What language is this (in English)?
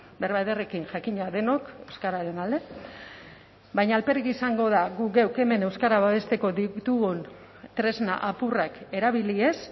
Basque